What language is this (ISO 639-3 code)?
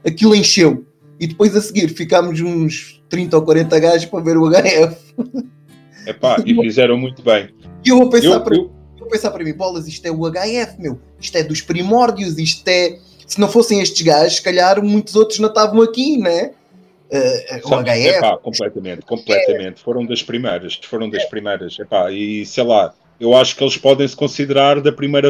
por